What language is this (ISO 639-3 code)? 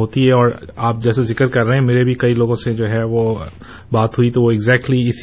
urd